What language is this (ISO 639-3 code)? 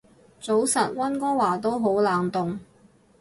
yue